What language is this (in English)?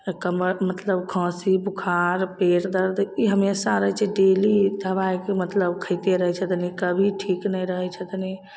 Maithili